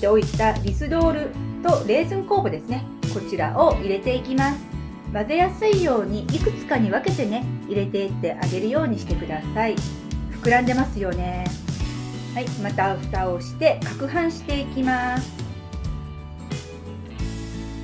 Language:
Japanese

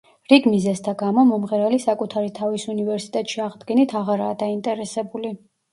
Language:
Georgian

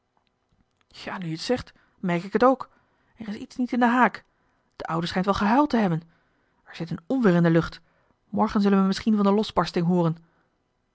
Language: Dutch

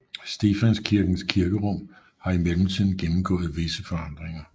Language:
Danish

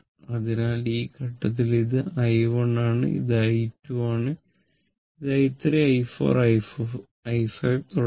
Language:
Malayalam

